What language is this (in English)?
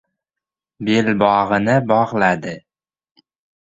Uzbek